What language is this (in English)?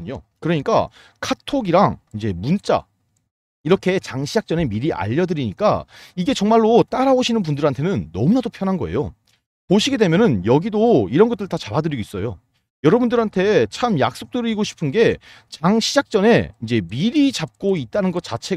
Korean